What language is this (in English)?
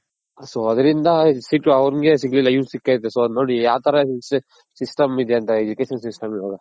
Kannada